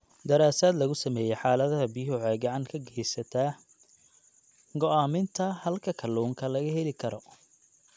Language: Somali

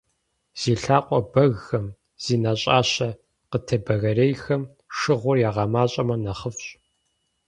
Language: Kabardian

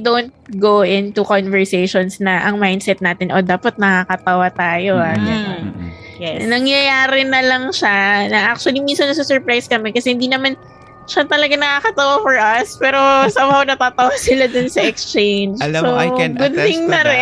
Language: Filipino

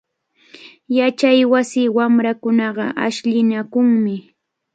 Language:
Cajatambo North Lima Quechua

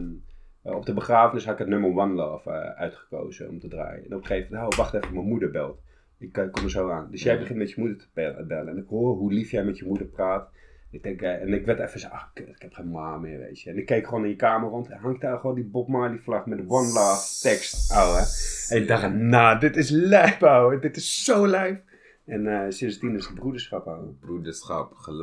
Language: Dutch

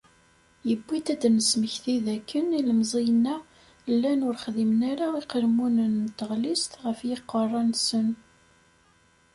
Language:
Kabyle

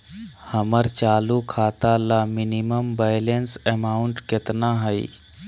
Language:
Magahi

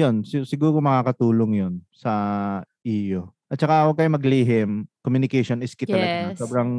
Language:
Filipino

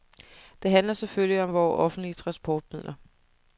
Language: Danish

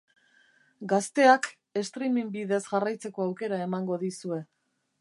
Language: Basque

